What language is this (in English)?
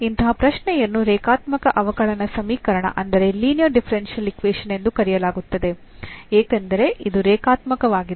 Kannada